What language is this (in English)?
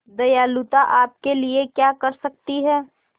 Hindi